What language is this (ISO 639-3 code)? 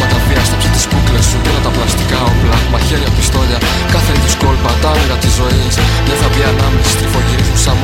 ell